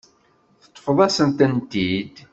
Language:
Kabyle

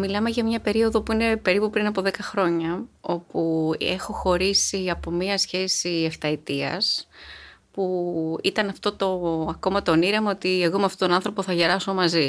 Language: Greek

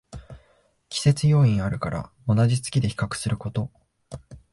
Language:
Japanese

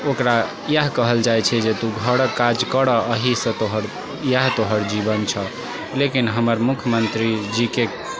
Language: Maithili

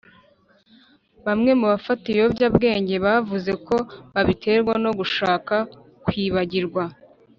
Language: Kinyarwanda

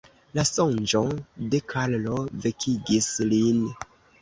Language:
Esperanto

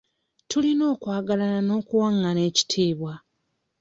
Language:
Ganda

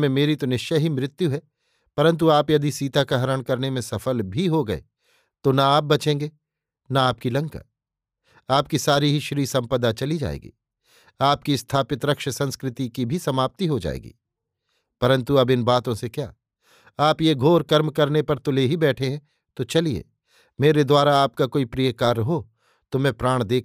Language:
Hindi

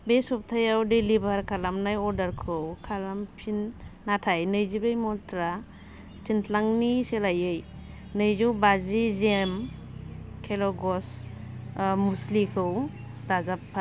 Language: Bodo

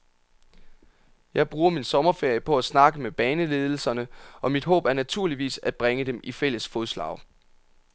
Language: Danish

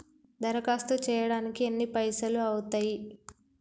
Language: Telugu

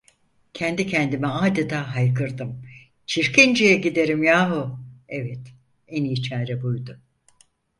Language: Turkish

